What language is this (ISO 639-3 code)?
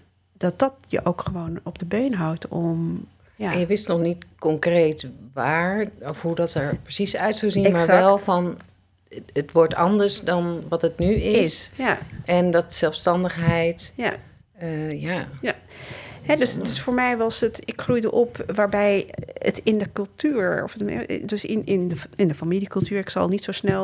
nld